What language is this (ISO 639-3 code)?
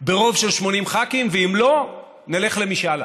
heb